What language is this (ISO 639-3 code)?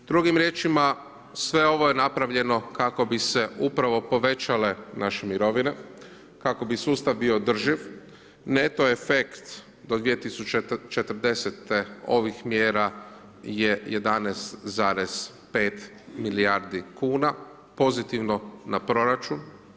hrv